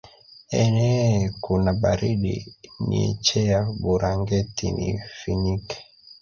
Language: Swahili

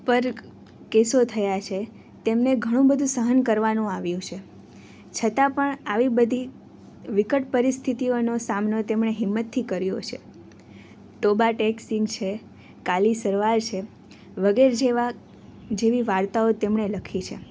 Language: Gujarati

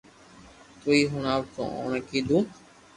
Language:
Loarki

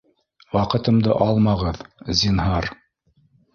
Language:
Bashkir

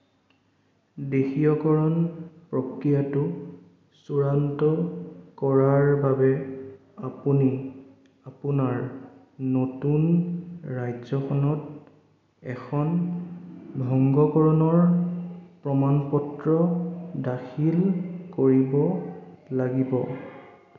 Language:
Assamese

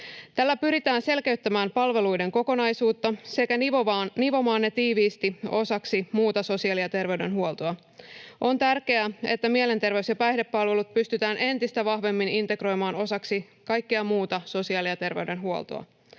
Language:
Finnish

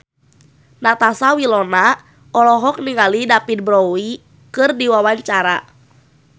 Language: Sundanese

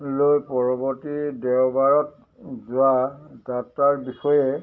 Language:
Assamese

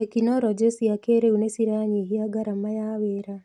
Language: Kikuyu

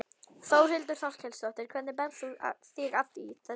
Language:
Icelandic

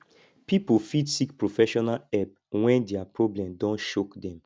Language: Nigerian Pidgin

